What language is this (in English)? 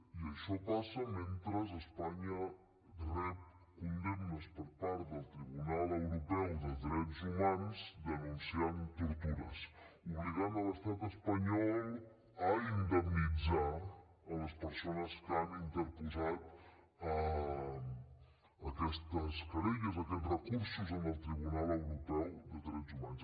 Catalan